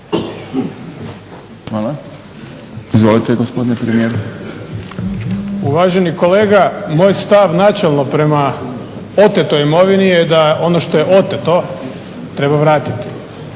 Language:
Croatian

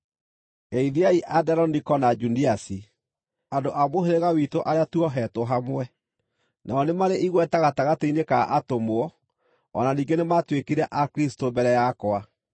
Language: Kikuyu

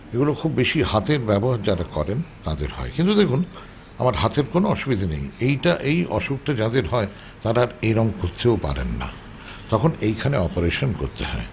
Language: Bangla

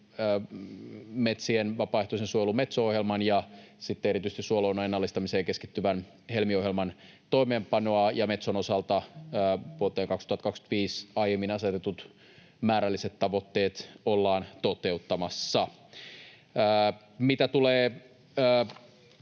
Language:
Finnish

